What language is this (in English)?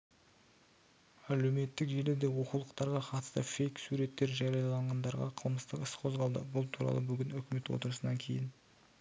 Kazakh